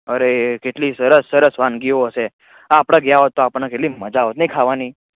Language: Gujarati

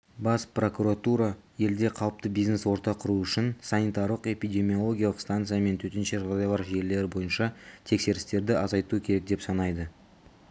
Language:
Kazakh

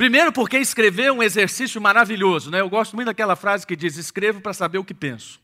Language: Portuguese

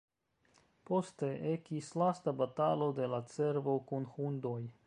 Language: Esperanto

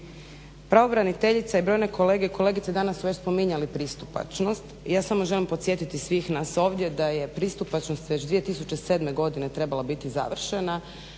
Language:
Croatian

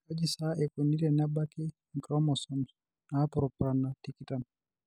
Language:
Masai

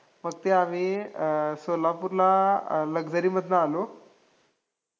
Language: Marathi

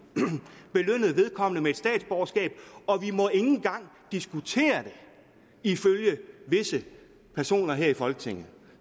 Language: Danish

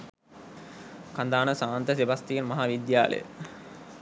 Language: Sinhala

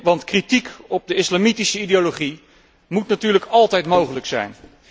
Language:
Dutch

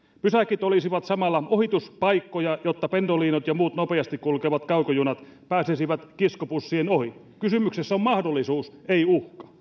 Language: Finnish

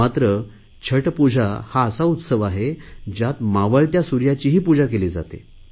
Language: Marathi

